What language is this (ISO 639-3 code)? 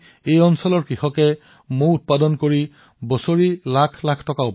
asm